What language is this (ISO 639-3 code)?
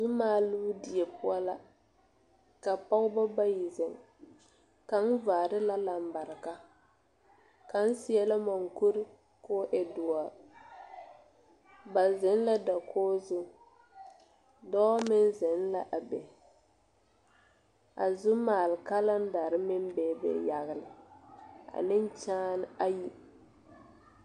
dga